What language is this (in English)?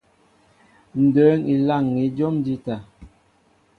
Mbo (Cameroon)